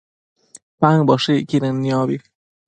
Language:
Matsés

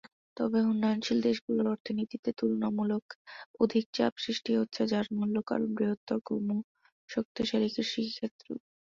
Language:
Bangla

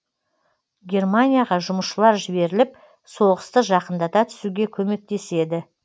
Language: Kazakh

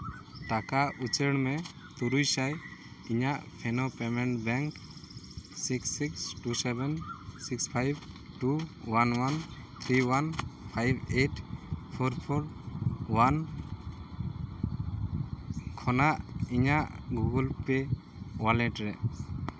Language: Santali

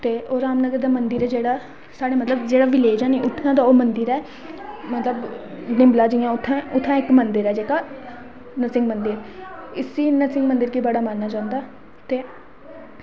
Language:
Dogri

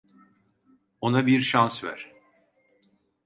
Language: Turkish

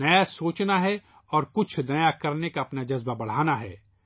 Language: Urdu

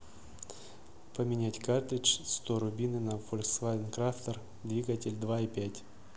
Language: Russian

